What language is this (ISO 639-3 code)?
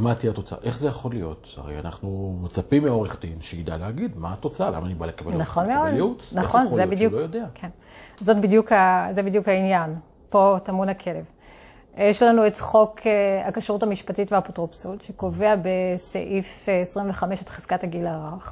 heb